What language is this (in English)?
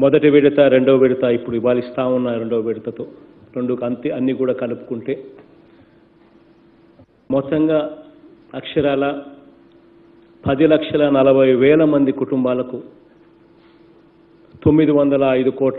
Hindi